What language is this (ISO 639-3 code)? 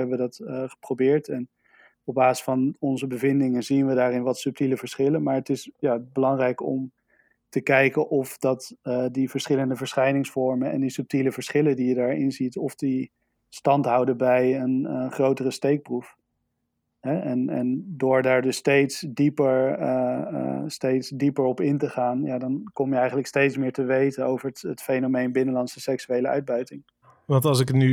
nld